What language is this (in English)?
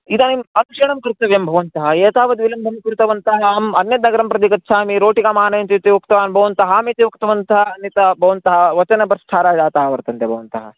Sanskrit